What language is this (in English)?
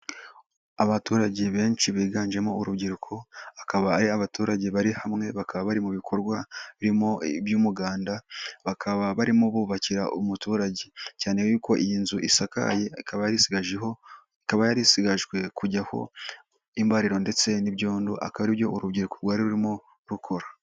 Kinyarwanda